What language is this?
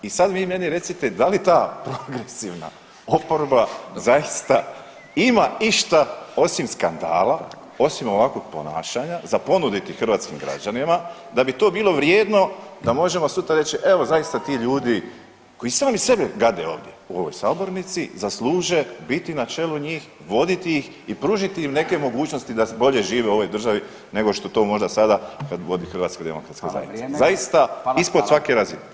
Croatian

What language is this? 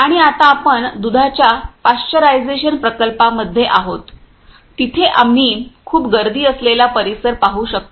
Marathi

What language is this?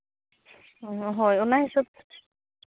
Santali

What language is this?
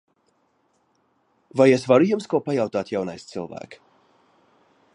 Latvian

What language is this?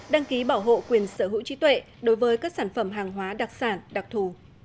Vietnamese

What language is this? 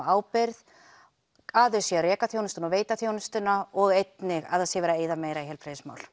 Icelandic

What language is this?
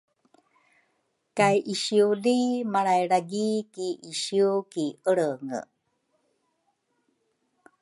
Rukai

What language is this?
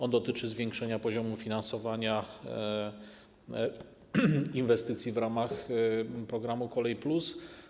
Polish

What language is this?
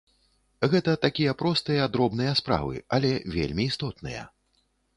Belarusian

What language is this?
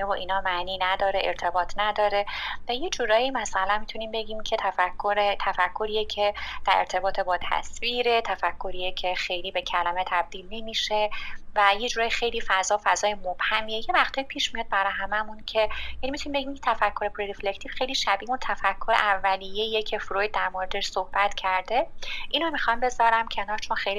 Persian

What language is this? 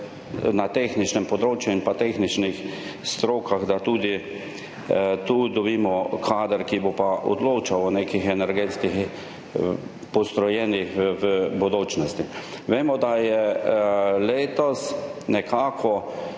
Slovenian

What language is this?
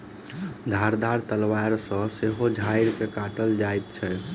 Maithili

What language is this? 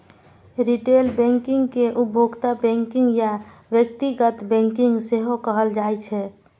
Maithili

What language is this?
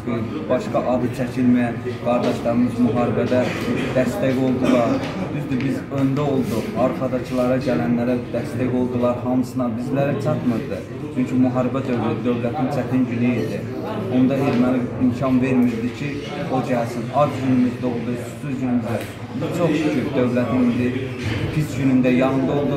Turkish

